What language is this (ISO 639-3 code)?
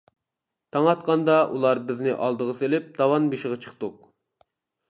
uig